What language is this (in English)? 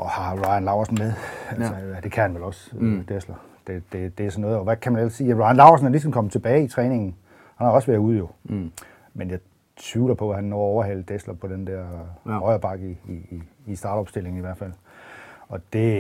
Danish